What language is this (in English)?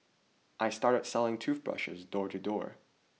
English